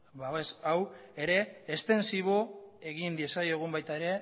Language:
Basque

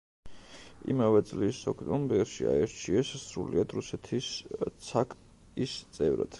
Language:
Georgian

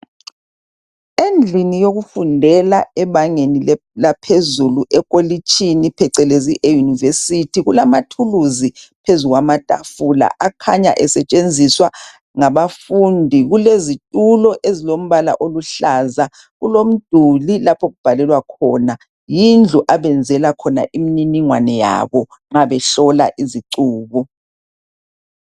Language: North Ndebele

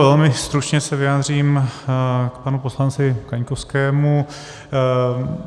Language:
Czech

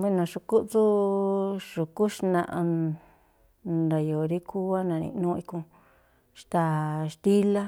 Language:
Tlacoapa Me'phaa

